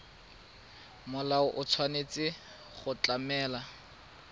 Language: Tswana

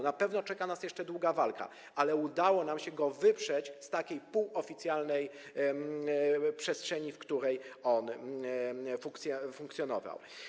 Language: Polish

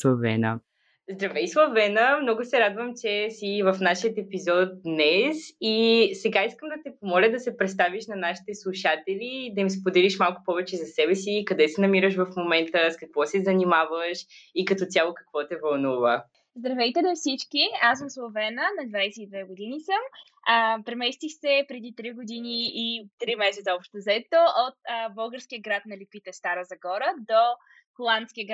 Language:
Bulgarian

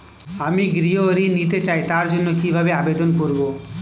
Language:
Bangla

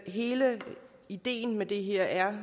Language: Danish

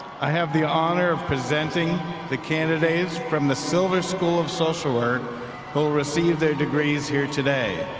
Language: English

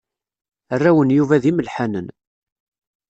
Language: Kabyle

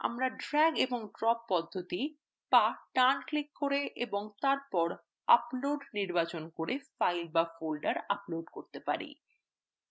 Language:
Bangla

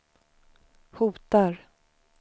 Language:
Swedish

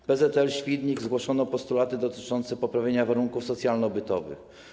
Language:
Polish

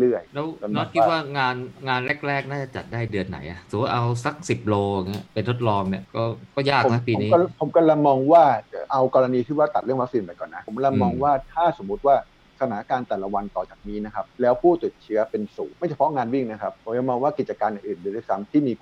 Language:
Thai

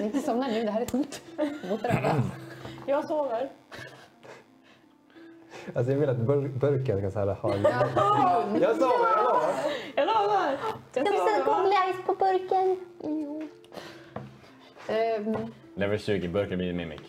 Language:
Swedish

